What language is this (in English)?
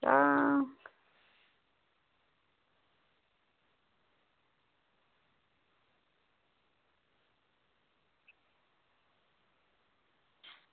Dogri